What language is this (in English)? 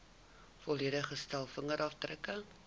Afrikaans